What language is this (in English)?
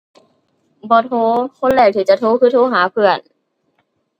Thai